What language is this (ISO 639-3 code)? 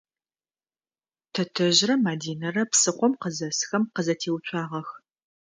ady